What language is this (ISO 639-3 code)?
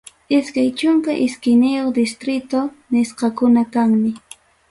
quy